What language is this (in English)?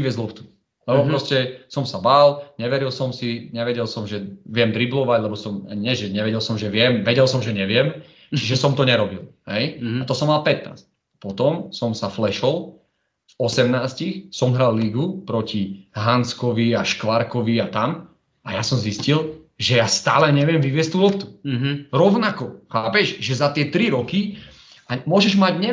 Slovak